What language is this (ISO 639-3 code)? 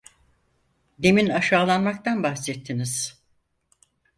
tur